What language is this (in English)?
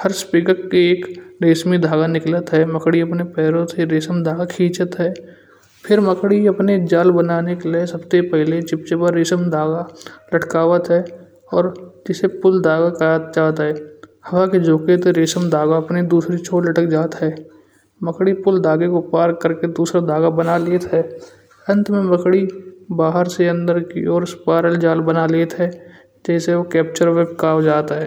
Kanauji